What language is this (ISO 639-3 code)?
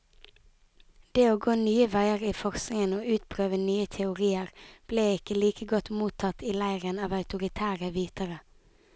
nor